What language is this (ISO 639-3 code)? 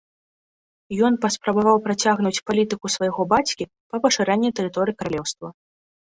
bel